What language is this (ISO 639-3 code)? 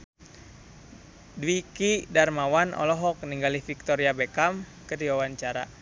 sun